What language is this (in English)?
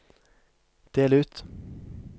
Norwegian